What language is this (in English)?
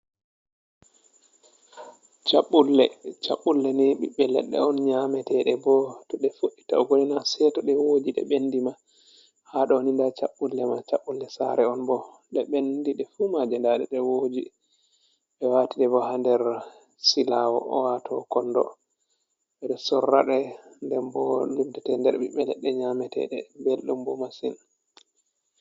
Fula